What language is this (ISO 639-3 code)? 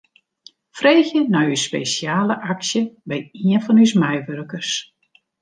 fry